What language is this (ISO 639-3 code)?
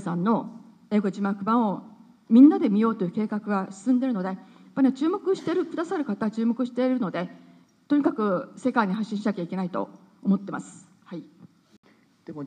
jpn